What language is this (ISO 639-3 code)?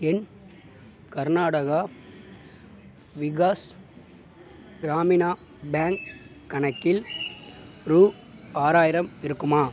tam